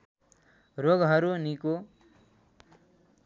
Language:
Nepali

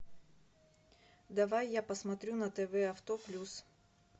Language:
Russian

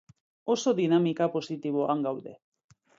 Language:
Basque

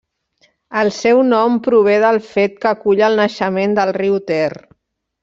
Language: Catalan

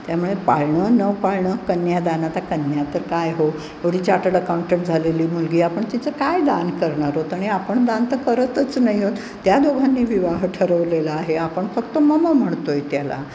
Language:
Marathi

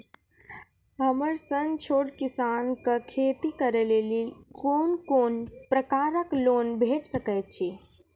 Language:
Maithili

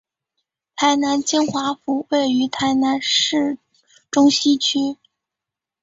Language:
Chinese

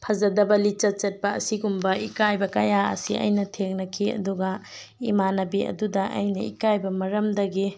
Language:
Manipuri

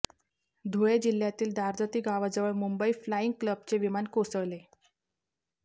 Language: Marathi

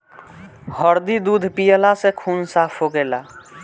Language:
Bhojpuri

